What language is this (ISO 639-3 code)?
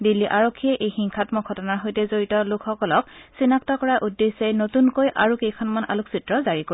asm